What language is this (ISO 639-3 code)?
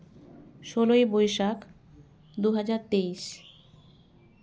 sat